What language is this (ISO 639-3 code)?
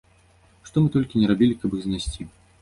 bel